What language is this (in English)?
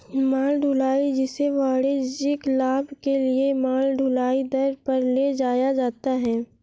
Hindi